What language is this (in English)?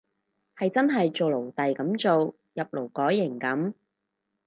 Cantonese